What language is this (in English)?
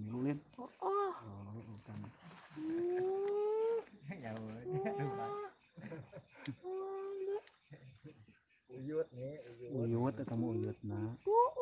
Indonesian